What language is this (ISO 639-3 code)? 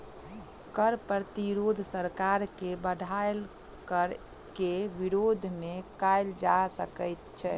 mai